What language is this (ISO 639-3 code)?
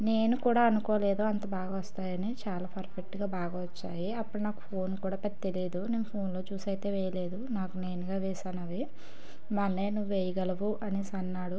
tel